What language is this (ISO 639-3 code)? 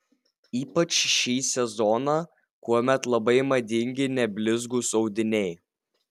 lit